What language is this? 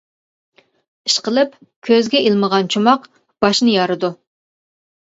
Uyghur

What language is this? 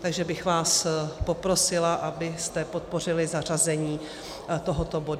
Czech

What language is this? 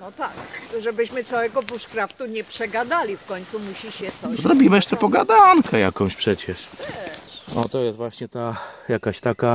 Polish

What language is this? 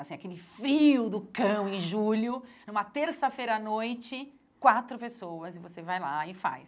Portuguese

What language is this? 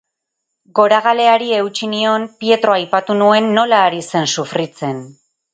Basque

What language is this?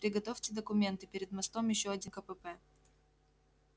Russian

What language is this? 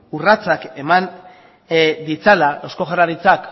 Basque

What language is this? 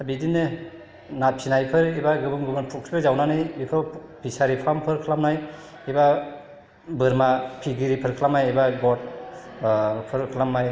Bodo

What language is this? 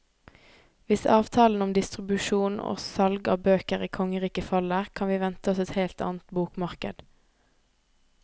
Norwegian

